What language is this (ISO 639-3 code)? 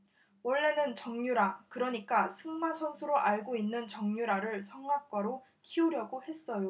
kor